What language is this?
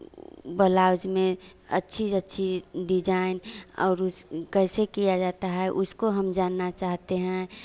Hindi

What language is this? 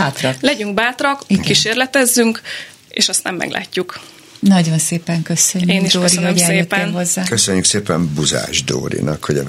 Hungarian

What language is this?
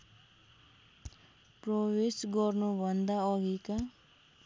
Nepali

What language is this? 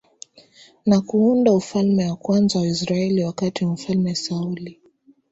Swahili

